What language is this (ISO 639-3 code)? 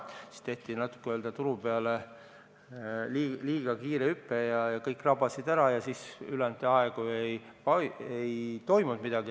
est